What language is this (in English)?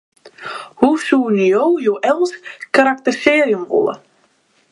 Western Frisian